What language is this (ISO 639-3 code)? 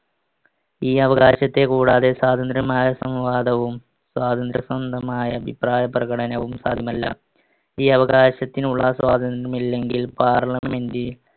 mal